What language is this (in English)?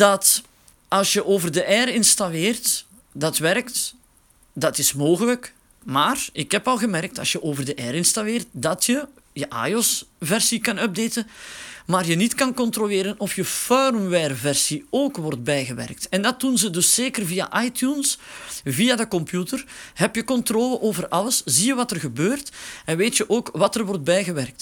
Dutch